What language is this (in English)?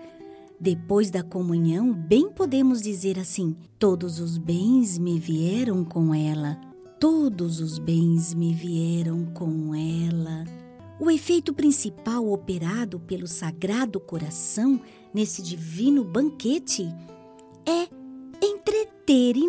Portuguese